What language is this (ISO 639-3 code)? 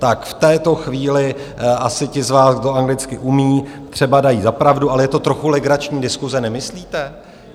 ces